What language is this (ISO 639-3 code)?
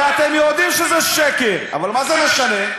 heb